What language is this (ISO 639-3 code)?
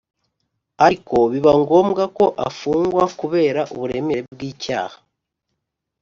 kin